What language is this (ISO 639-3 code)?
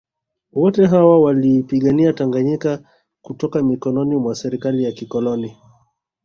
swa